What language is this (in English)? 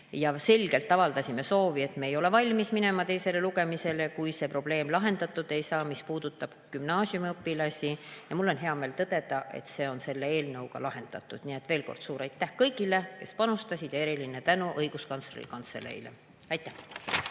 Estonian